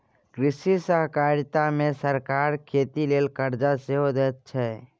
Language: Maithili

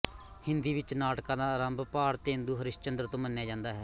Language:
Punjabi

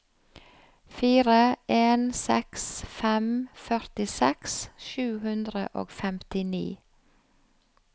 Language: Norwegian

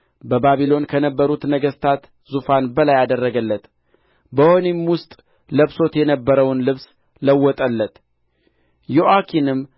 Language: Amharic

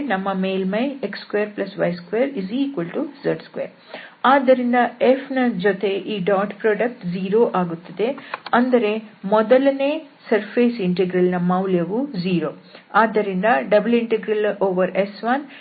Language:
Kannada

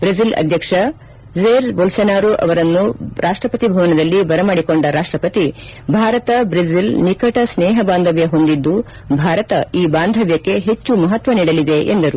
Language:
Kannada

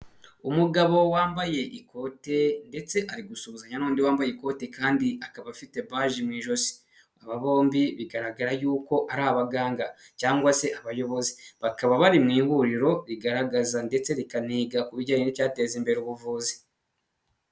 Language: Kinyarwanda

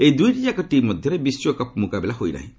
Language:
Odia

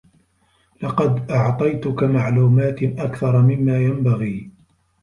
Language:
Arabic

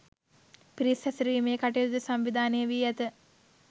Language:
Sinhala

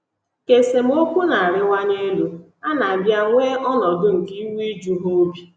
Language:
Igbo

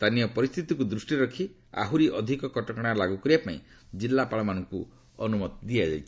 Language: Odia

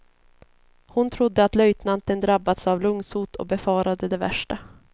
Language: Swedish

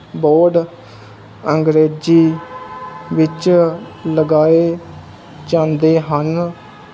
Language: Punjabi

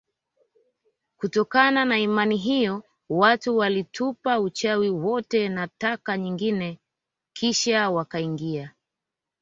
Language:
Swahili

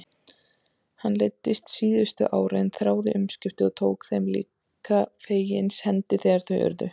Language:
Icelandic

